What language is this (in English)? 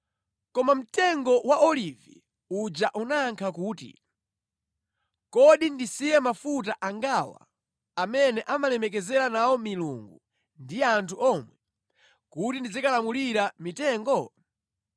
Nyanja